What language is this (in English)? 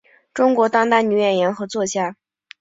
Chinese